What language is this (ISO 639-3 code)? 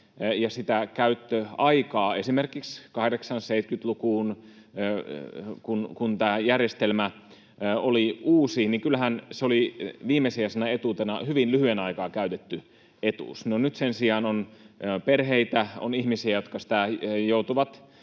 fin